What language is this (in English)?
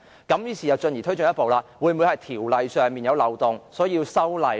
Cantonese